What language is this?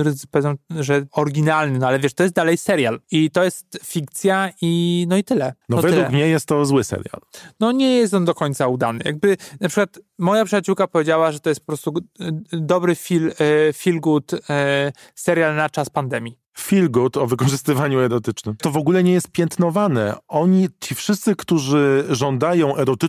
Polish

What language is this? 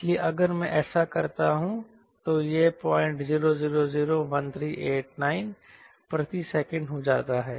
Hindi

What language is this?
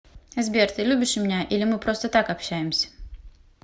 Russian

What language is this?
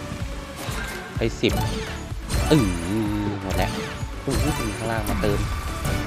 Thai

